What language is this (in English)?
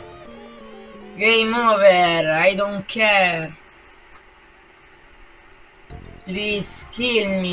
Italian